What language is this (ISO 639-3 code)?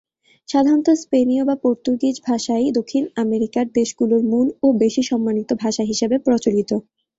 ben